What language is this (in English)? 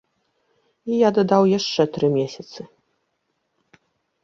Belarusian